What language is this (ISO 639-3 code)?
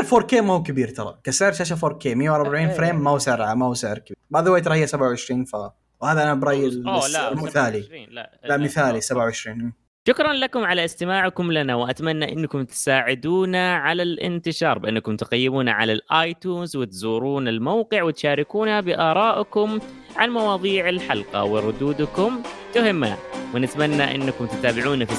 ara